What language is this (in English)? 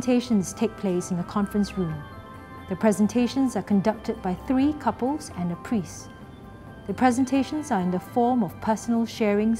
English